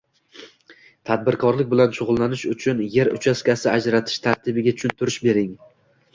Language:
Uzbek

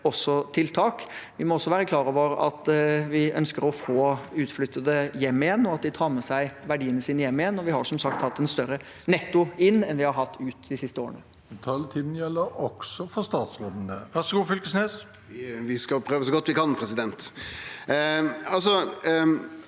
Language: Norwegian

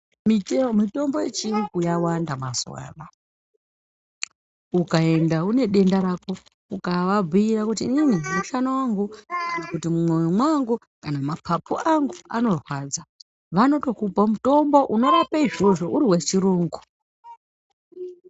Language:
Ndau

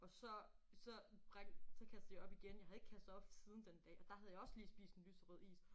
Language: Danish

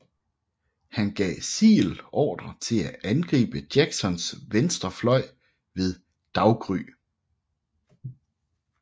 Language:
Danish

